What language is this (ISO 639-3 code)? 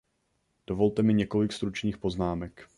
ces